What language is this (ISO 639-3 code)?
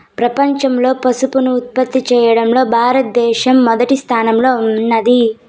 tel